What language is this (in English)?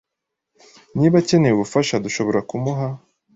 Kinyarwanda